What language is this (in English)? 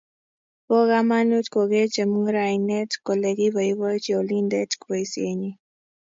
Kalenjin